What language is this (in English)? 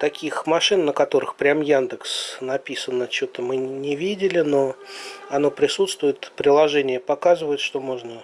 Russian